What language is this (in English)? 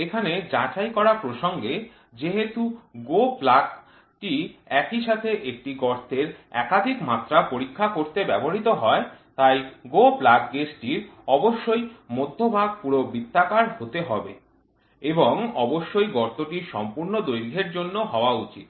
Bangla